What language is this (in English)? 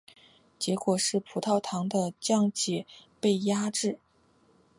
Chinese